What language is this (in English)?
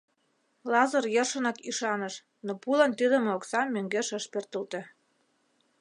Mari